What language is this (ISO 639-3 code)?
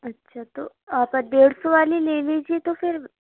urd